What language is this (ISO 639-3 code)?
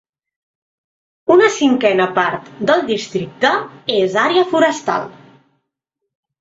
cat